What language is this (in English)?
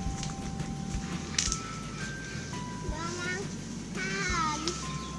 Indonesian